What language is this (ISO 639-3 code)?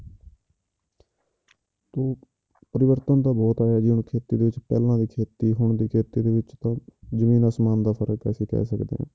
pan